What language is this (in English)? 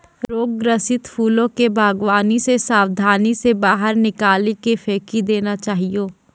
Maithili